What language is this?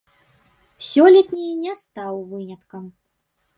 Belarusian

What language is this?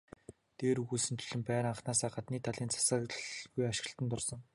Mongolian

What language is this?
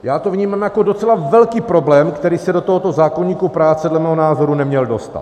Czech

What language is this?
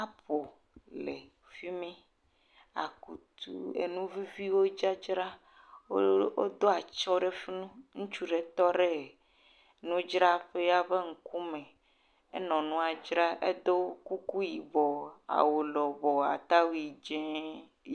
Ewe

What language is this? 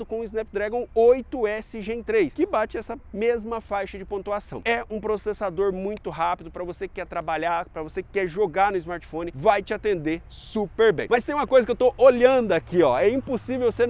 Portuguese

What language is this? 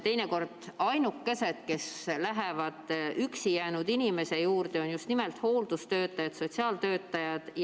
Estonian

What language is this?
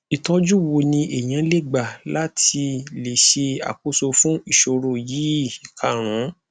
Yoruba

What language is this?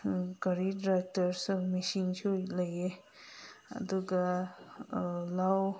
Manipuri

